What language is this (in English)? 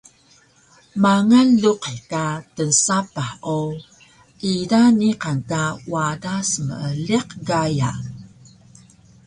Taroko